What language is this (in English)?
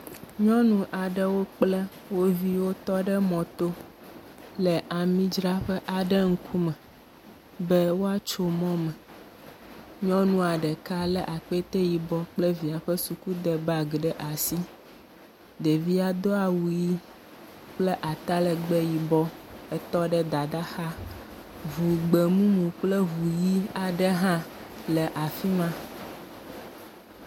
Ewe